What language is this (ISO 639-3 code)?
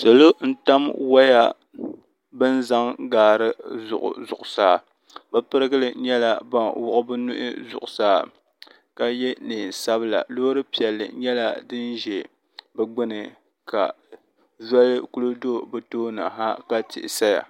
dag